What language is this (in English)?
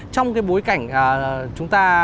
Vietnamese